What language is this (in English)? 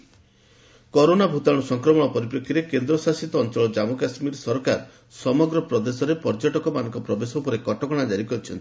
Odia